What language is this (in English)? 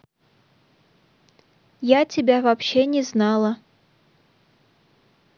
Russian